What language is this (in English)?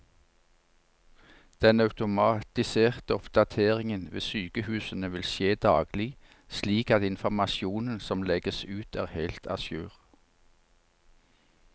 Norwegian